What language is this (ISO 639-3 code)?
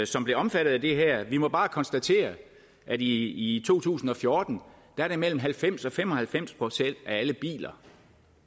dan